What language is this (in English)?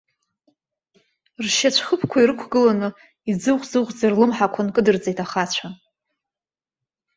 Abkhazian